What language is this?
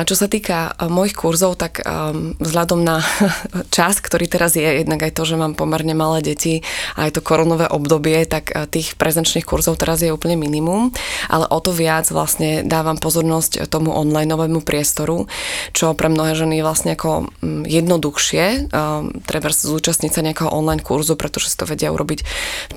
Slovak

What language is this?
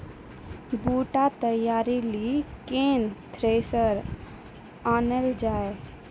Maithili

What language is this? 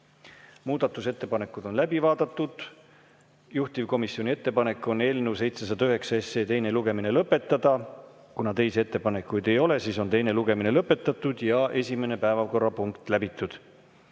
Estonian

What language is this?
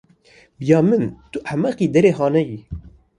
Kurdish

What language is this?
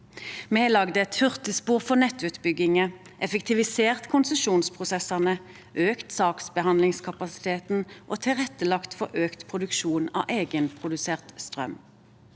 Norwegian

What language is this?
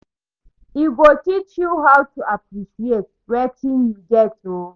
Nigerian Pidgin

